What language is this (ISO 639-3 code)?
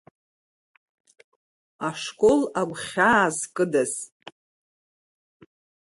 abk